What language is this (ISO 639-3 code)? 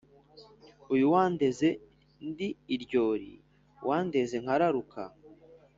kin